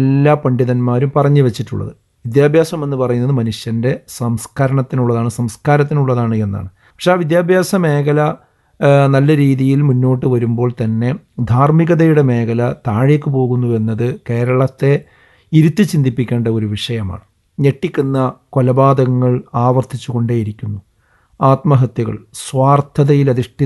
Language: Arabic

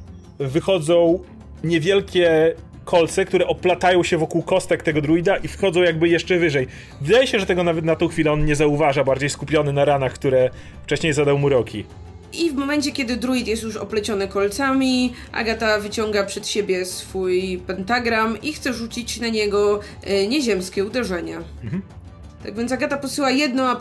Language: Polish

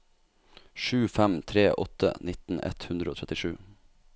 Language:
Norwegian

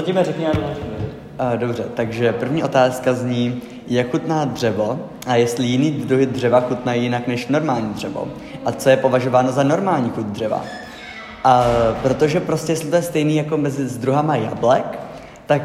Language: Czech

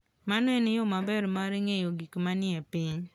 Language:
Luo (Kenya and Tanzania)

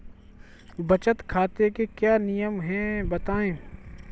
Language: Hindi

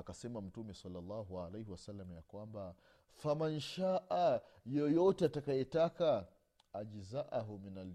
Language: Swahili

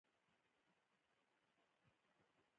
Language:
Pashto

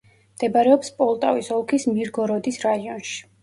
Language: Georgian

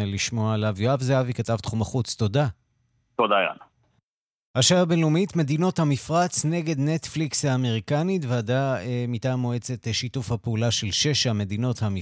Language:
Hebrew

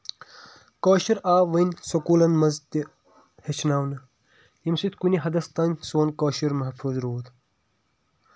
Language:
Kashmiri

